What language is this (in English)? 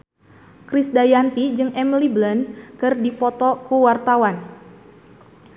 Sundanese